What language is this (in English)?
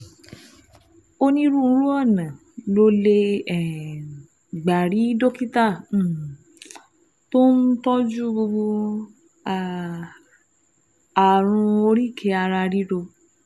Yoruba